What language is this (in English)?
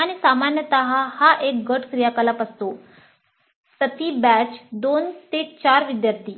Marathi